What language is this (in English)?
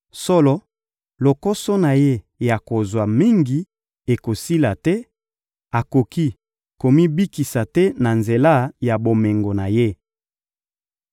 Lingala